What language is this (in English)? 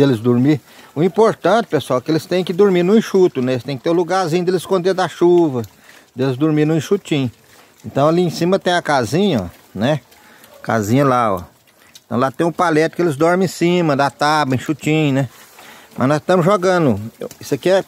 Portuguese